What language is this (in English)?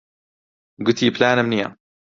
Central Kurdish